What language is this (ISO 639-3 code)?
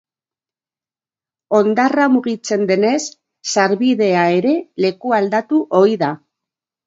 eus